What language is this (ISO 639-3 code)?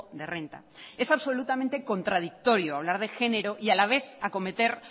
spa